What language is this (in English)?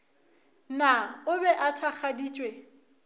Northern Sotho